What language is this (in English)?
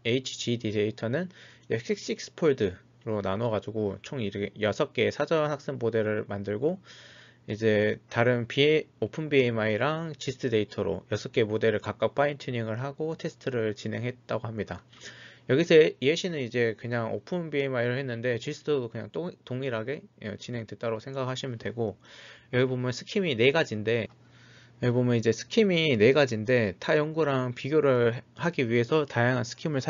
Korean